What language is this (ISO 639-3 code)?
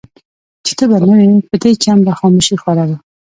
pus